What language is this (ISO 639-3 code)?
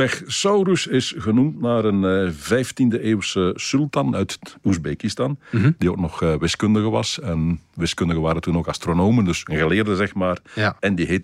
nld